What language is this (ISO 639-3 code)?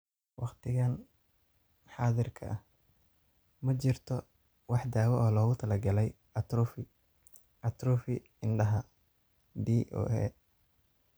som